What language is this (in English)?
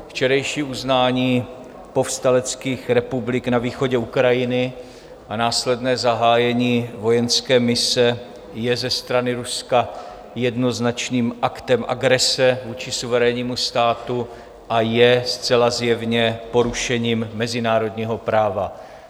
Czech